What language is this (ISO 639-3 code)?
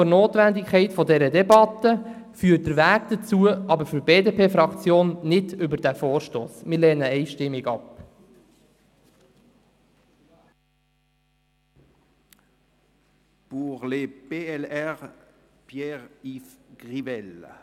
gsw